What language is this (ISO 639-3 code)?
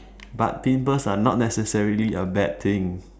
eng